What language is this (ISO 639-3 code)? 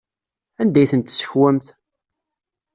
kab